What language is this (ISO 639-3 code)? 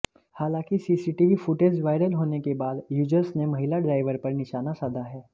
hin